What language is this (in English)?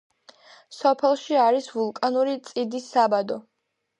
Georgian